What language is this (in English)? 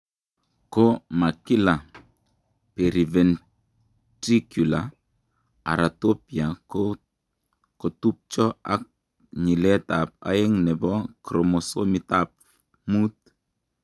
Kalenjin